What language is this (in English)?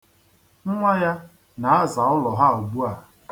Igbo